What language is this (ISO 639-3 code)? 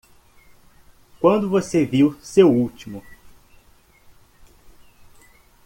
por